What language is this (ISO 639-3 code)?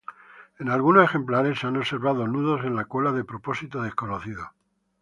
spa